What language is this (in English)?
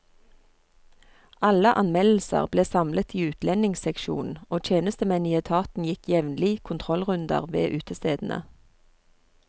Norwegian